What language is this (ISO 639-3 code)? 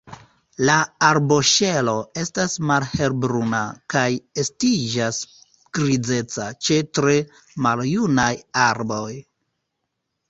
epo